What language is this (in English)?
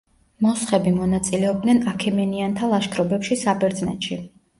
Georgian